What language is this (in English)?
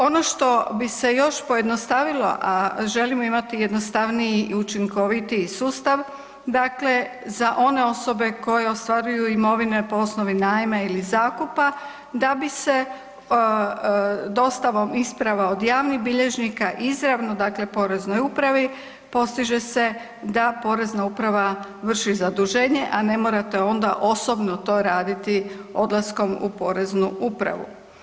Croatian